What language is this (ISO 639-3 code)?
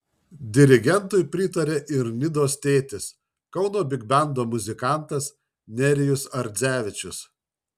lit